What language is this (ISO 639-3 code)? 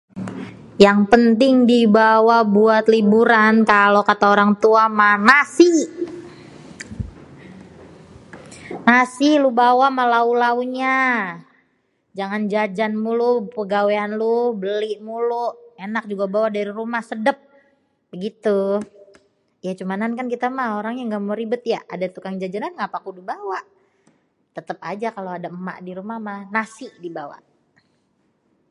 bew